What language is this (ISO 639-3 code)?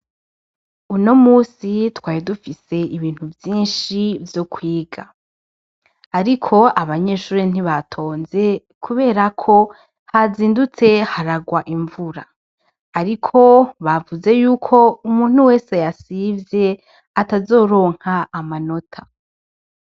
run